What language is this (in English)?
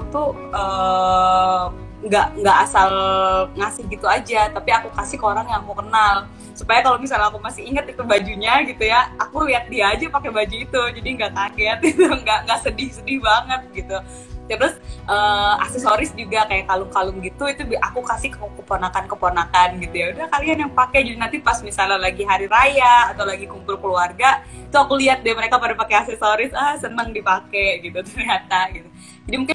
Indonesian